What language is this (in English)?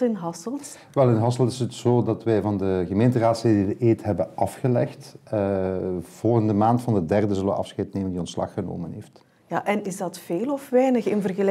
Dutch